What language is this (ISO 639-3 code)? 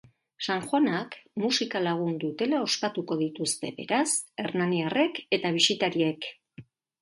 eus